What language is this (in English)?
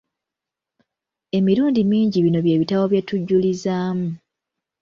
Ganda